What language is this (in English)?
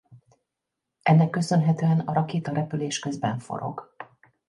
Hungarian